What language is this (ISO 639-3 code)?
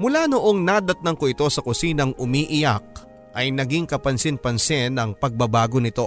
fil